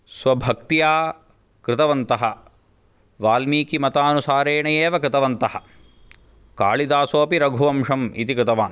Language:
Sanskrit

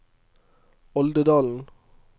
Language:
Norwegian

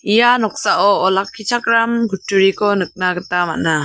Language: Garo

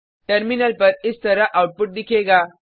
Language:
Hindi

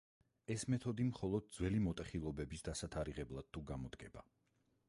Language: Georgian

